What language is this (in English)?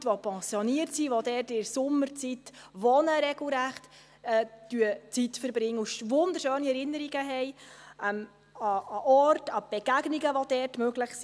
Swiss German